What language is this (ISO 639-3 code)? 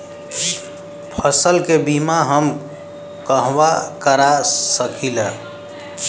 bho